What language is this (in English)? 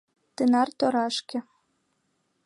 Mari